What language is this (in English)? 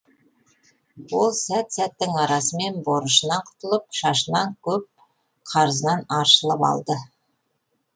Kazakh